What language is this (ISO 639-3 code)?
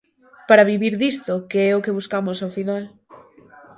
glg